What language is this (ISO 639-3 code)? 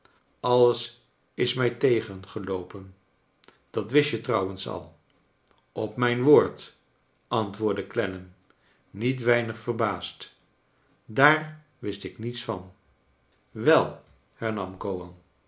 nld